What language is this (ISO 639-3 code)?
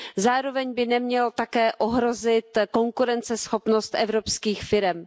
ces